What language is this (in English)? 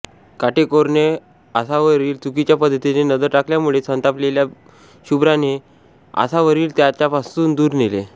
Marathi